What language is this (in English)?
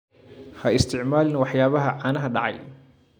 Somali